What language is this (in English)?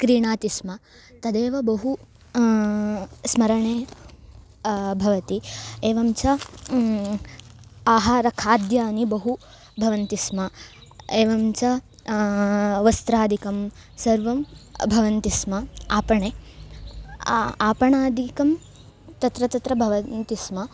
Sanskrit